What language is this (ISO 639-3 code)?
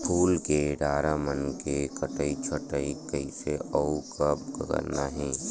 hne